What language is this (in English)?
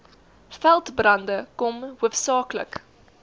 Afrikaans